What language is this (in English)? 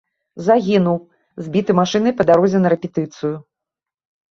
Belarusian